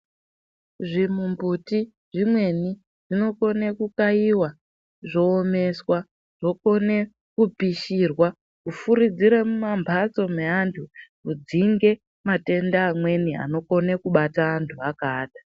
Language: Ndau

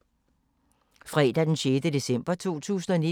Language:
Danish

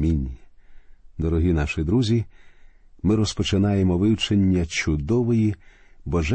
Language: Ukrainian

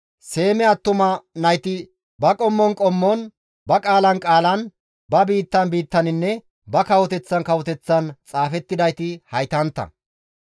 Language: Gamo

